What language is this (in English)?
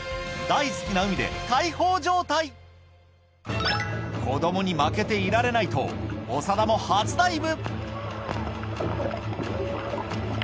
Japanese